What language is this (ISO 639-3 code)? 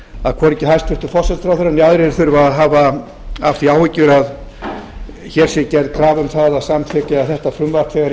isl